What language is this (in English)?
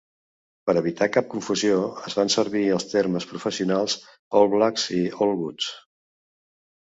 Catalan